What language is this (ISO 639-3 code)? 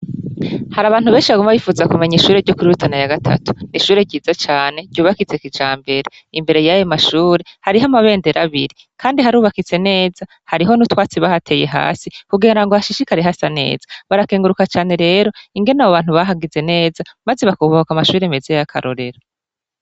run